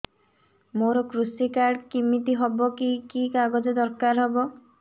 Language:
Odia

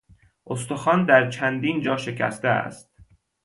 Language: Persian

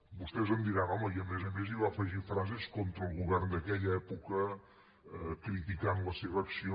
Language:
Catalan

